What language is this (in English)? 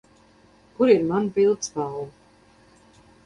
Latvian